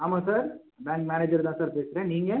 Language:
Tamil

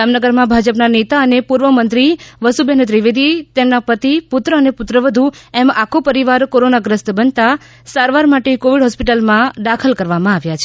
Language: Gujarati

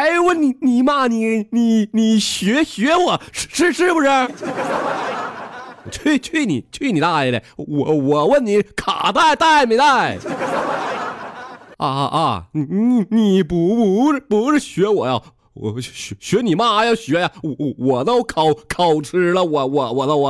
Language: Chinese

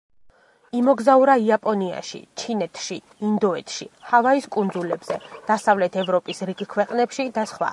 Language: Georgian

